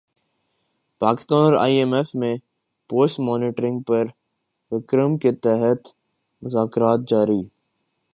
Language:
Urdu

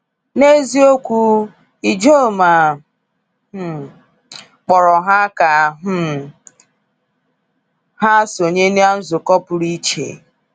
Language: Igbo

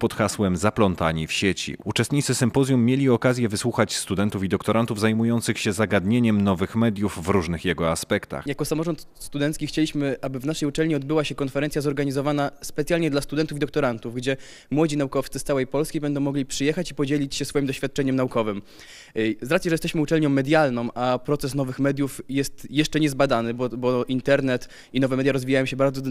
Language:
Polish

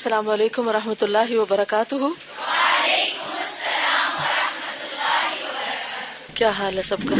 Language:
Urdu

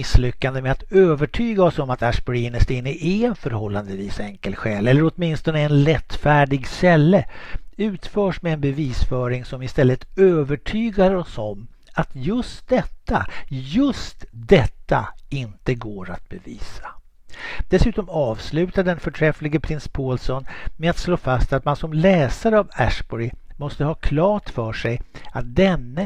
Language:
Swedish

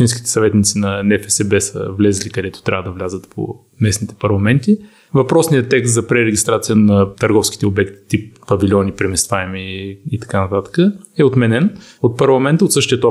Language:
Bulgarian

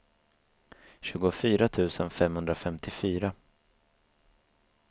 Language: Swedish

